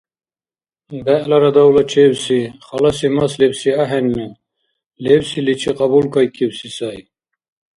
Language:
Dargwa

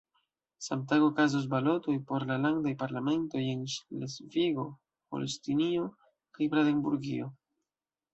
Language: Esperanto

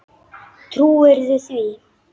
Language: Icelandic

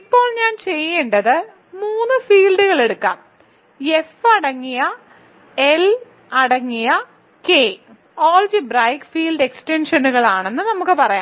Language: Malayalam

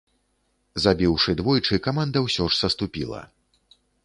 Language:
Belarusian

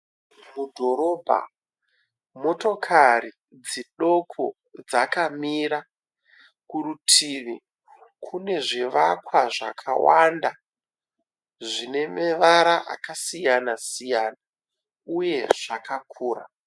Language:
Shona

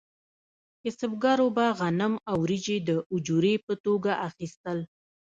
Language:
Pashto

